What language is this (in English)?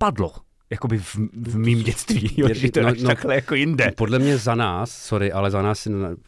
Czech